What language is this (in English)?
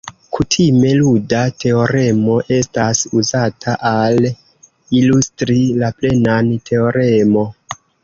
Esperanto